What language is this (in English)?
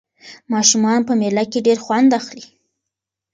Pashto